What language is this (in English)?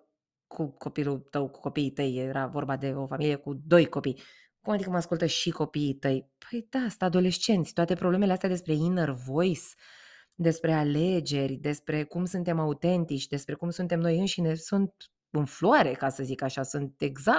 Romanian